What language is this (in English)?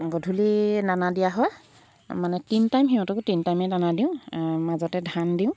Assamese